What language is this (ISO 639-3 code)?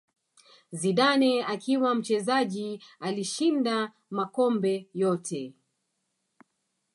swa